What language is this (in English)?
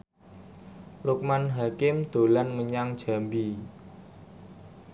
Javanese